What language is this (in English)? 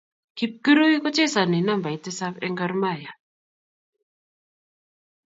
Kalenjin